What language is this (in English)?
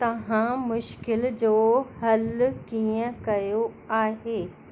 Sindhi